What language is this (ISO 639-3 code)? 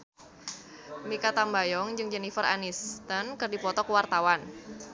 sun